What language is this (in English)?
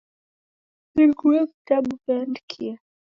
Taita